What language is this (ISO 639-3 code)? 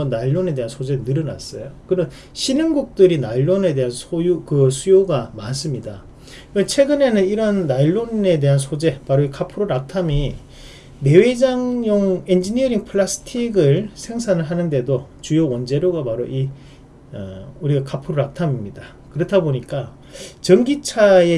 kor